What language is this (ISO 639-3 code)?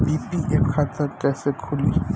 bho